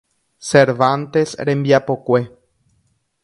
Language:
Guarani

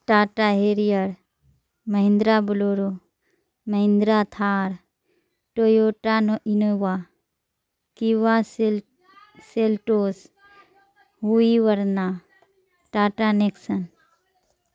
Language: Urdu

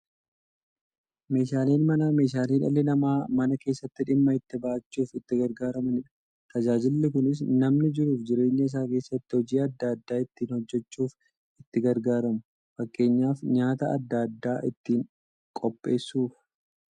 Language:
Oromo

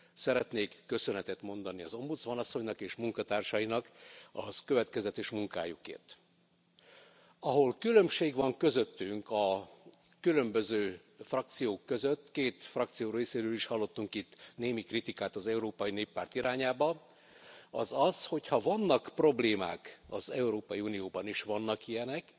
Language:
Hungarian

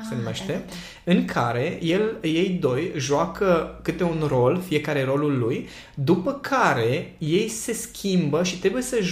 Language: Romanian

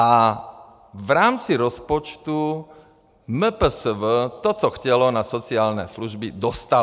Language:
Czech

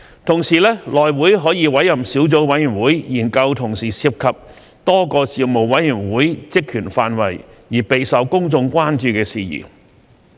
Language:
Cantonese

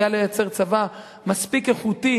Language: Hebrew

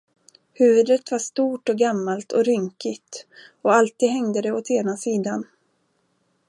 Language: Swedish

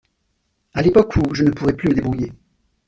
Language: French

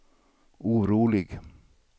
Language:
Swedish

